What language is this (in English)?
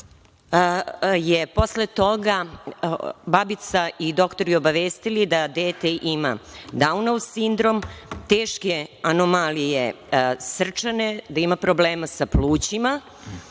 Serbian